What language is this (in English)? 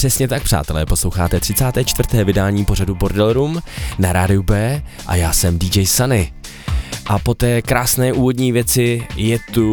Czech